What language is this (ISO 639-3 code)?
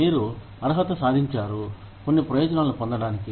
tel